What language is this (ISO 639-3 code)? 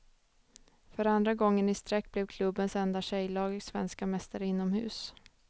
swe